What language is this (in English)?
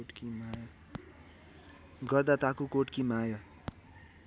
Nepali